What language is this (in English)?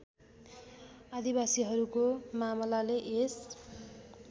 Nepali